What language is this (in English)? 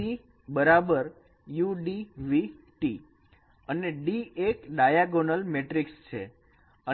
Gujarati